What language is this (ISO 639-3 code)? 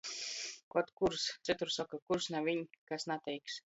ltg